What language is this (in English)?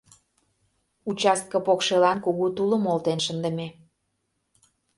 Mari